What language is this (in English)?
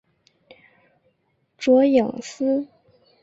Chinese